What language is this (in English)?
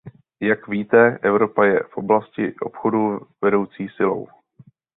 Czech